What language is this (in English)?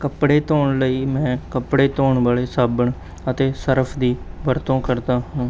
Punjabi